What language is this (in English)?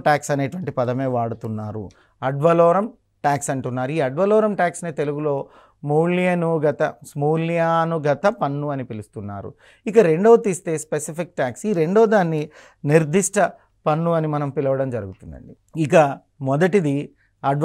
Telugu